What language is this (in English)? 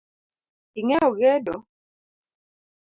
Luo (Kenya and Tanzania)